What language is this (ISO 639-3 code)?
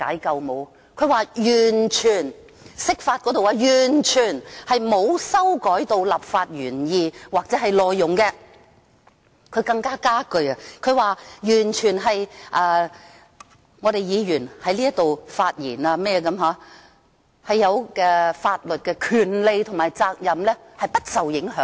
yue